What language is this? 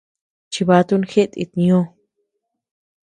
Tepeuxila Cuicatec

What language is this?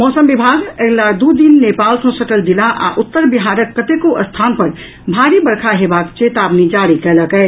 Maithili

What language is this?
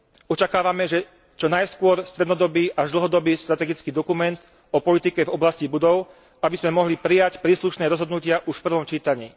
Slovak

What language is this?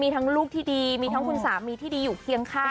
Thai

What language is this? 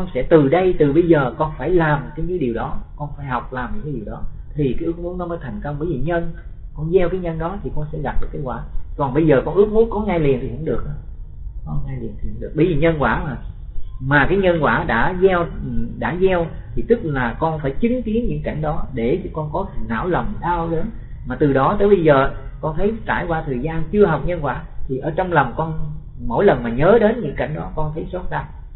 Vietnamese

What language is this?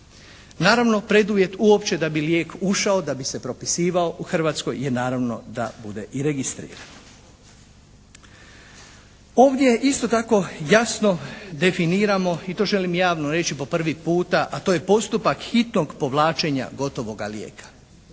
Croatian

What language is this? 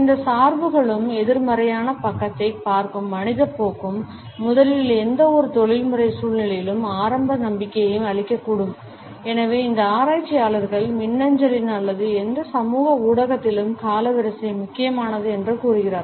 Tamil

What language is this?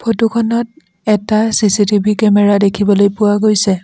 Assamese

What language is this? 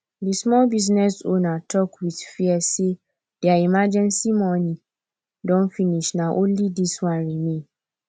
Nigerian Pidgin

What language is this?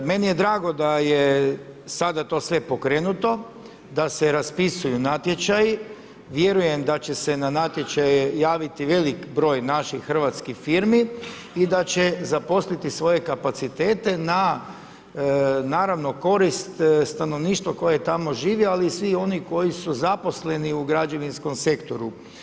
Croatian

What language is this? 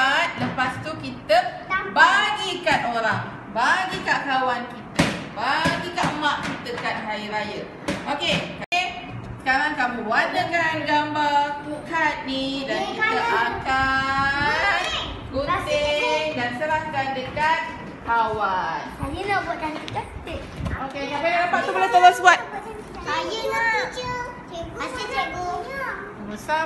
Malay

